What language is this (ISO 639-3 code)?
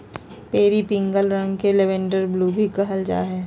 mag